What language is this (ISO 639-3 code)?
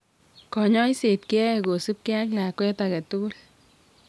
kln